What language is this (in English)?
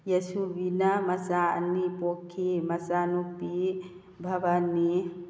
Manipuri